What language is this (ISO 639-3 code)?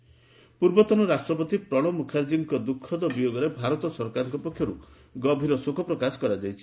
ori